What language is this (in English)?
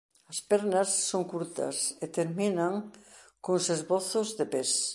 Galician